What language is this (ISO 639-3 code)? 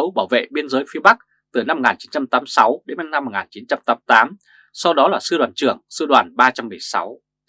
vie